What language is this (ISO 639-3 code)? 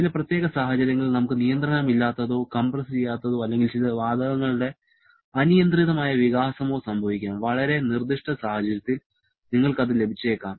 mal